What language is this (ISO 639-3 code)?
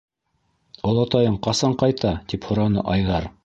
bak